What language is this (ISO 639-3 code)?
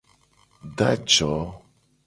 gej